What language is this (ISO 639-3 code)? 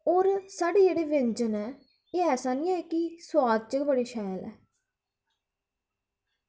doi